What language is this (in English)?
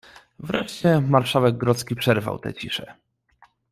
Polish